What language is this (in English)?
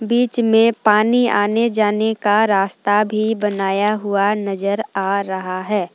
Hindi